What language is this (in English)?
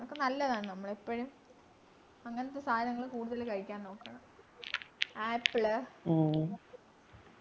Malayalam